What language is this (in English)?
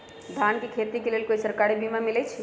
Magahi